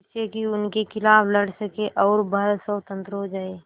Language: Hindi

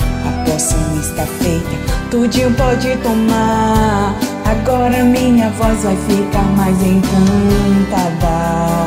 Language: Portuguese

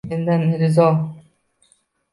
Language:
Uzbek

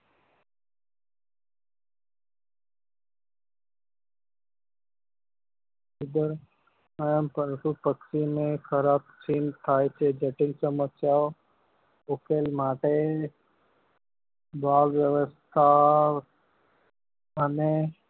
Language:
Gujarati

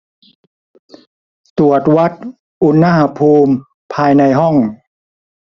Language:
Thai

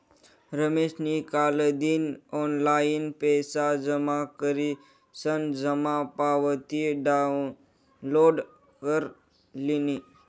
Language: Marathi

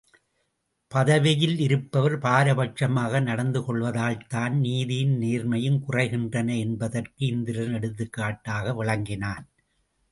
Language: Tamil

